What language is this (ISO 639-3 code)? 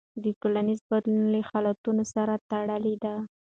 pus